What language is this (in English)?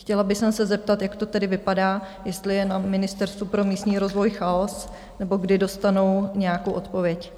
Czech